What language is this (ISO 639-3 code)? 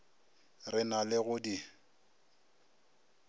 nso